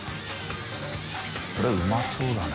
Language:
Japanese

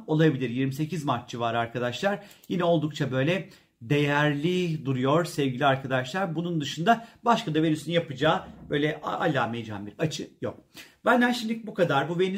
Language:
Turkish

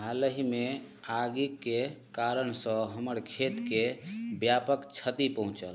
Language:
Maithili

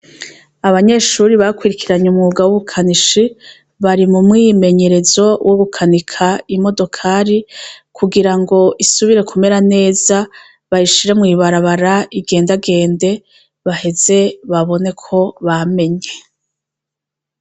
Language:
Rundi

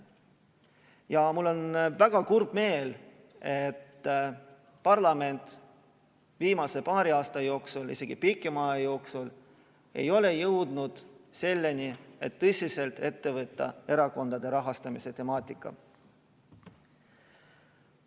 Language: Estonian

